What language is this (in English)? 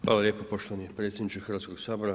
Croatian